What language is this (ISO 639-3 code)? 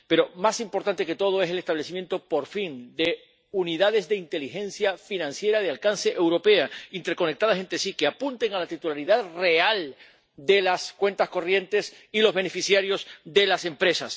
spa